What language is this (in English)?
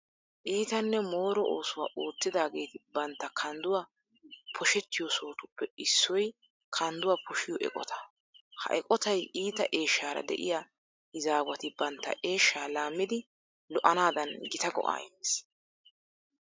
Wolaytta